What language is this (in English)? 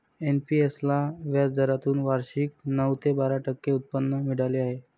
Marathi